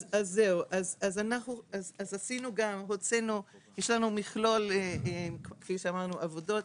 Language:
Hebrew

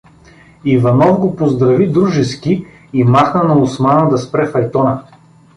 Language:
Bulgarian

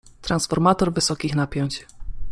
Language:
Polish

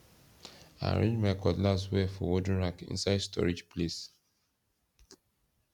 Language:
Nigerian Pidgin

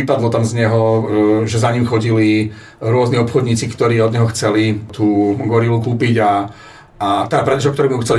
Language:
Slovak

